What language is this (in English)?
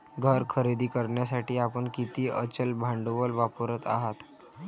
Marathi